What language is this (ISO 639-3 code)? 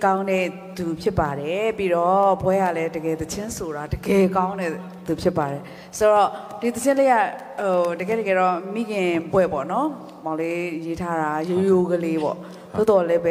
ara